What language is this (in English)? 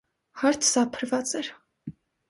Armenian